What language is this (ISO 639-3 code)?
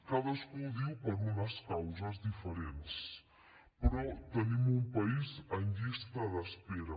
cat